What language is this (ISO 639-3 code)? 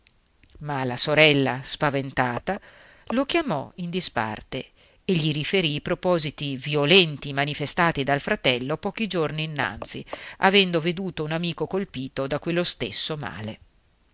ita